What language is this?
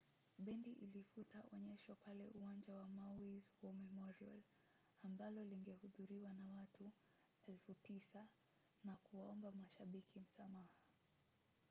Swahili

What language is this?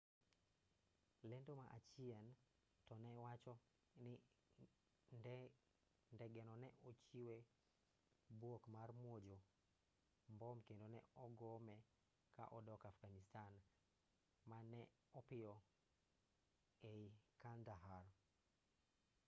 Luo (Kenya and Tanzania)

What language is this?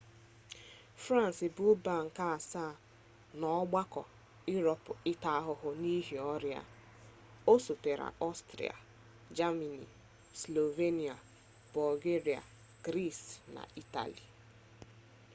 Igbo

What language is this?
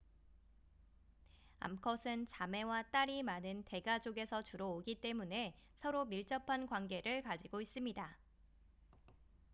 Korean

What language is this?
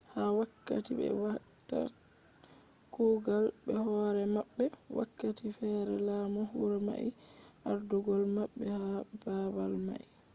Fula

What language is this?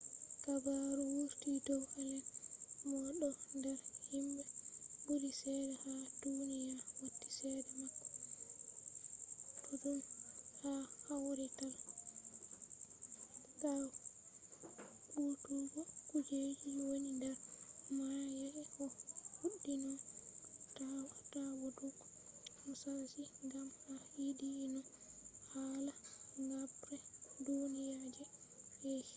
Fula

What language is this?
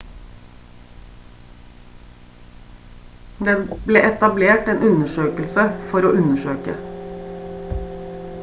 Norwegian Bokmål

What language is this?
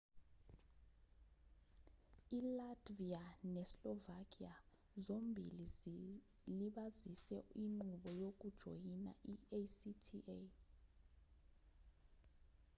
Zulu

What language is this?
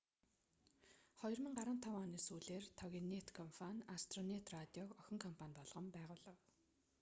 Mongolian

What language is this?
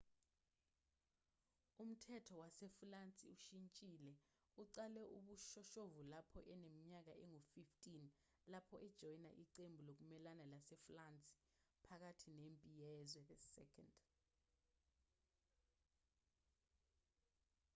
Zulu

